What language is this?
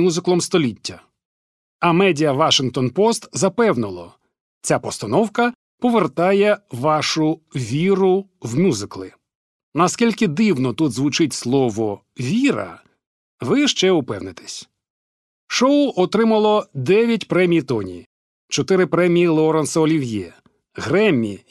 Ukrainian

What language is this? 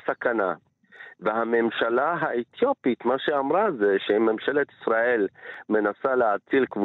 Hebrew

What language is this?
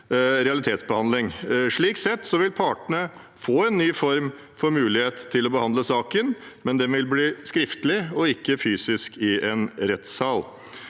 Norwegian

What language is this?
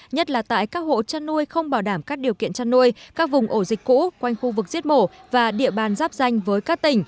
Vietnamese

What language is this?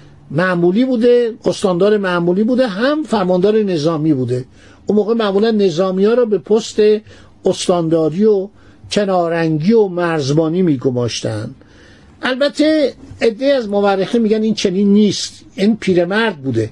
Persian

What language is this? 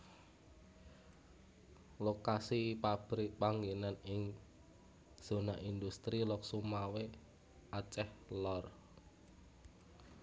Javanese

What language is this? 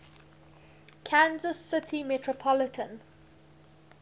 English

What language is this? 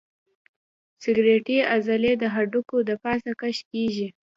Pashto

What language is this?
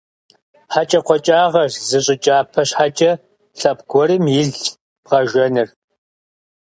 Kabardian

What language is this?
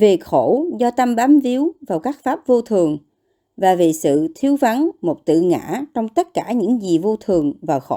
Vietnamese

